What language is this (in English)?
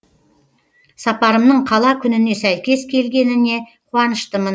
Kazakh